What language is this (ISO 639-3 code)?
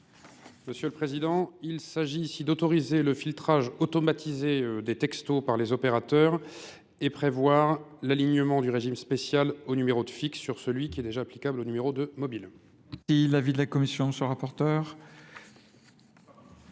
fra